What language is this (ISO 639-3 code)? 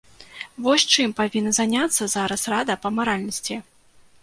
bel